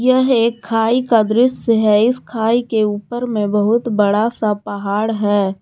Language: Hindi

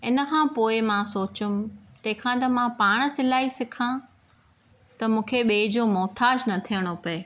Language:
Sindhi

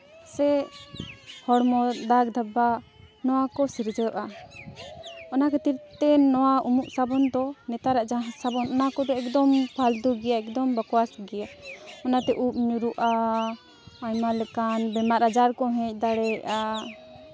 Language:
Santali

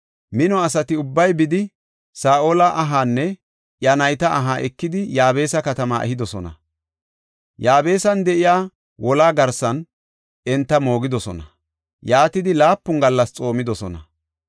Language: Gofa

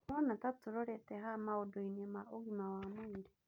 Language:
Kikuyu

